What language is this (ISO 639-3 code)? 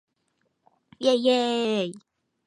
zho